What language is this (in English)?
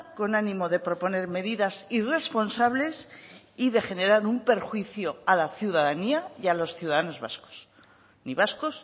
Spanish